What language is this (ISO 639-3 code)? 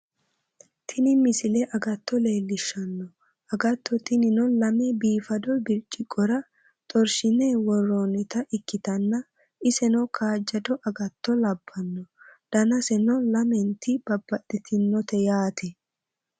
sid